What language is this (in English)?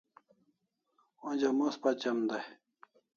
Kalasha